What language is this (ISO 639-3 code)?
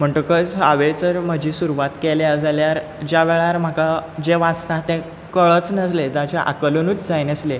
kok